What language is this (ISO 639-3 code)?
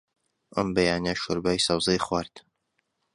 ckb